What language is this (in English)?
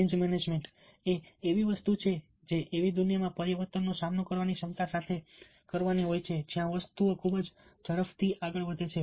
Gujarati